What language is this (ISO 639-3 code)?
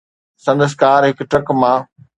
snd